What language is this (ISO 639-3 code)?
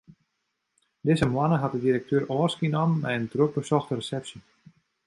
fry